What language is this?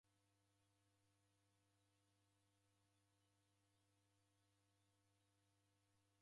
Taita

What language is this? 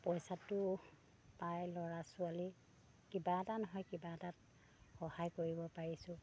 Assamese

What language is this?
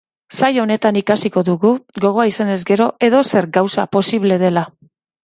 Basque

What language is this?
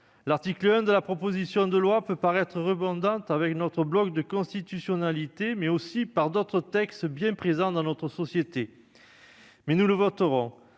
French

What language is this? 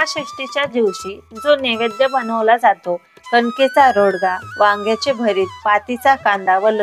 Marathi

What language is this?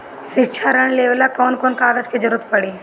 Bhojpuri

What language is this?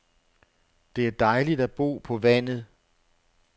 Danish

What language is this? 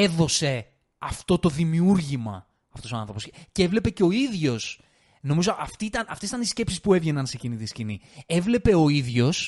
Greek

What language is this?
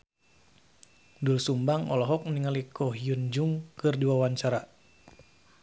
Sundanese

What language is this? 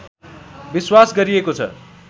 Nepali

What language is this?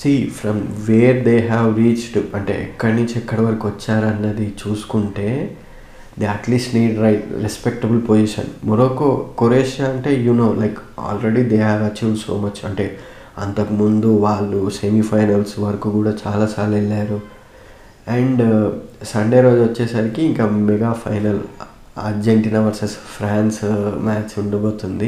Telugu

